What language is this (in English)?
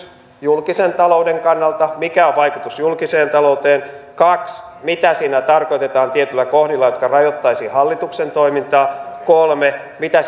Finnish